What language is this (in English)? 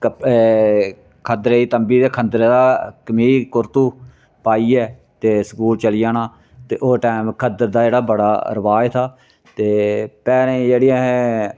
Dogri